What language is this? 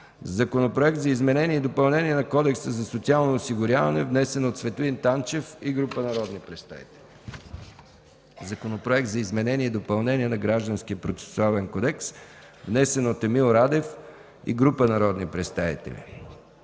Bulgarian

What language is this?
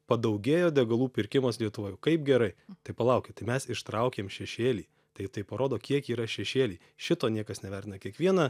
Lithuanian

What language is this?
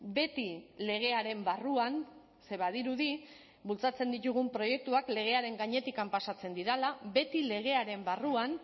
Basque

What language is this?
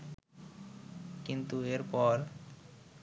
Bangla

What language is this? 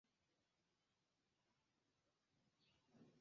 Esperanto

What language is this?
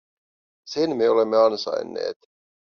Finnish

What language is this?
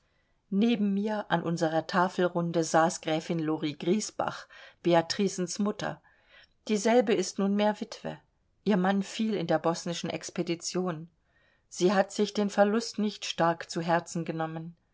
German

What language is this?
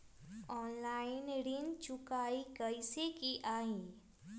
Magahi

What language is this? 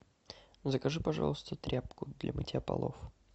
Russian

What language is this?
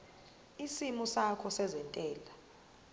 Zulu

